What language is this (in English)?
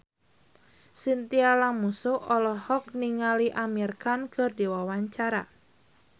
Sundanese